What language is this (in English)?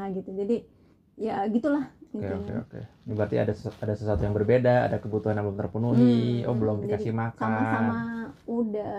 Indonesian